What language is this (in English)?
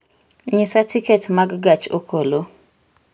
Luo (Kenya and Tanzania)